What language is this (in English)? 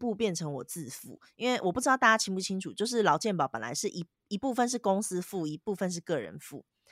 Chinese